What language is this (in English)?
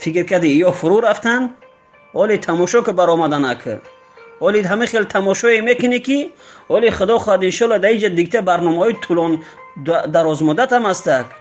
Persian